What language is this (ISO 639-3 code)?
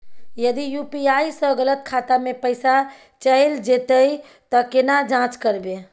mai